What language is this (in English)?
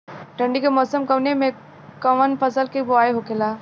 Bhojpuri